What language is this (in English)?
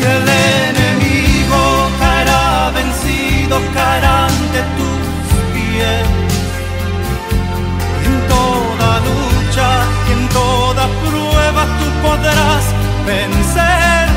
Spanish